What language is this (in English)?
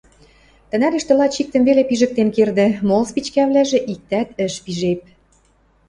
Western Mari